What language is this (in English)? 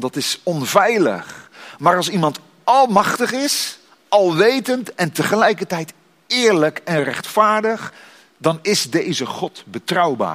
Dutch